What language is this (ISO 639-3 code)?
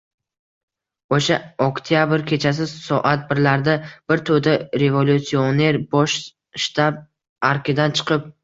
uzb